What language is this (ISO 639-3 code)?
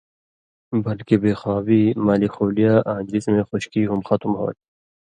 mvy